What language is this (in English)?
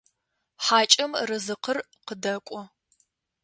Adyghe